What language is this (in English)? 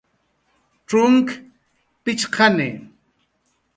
Jaqaru